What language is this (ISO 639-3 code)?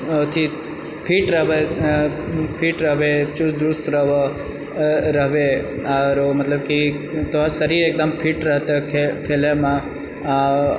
mai